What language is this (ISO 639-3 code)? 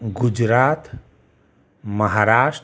guj